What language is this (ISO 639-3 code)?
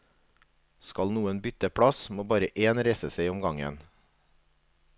nor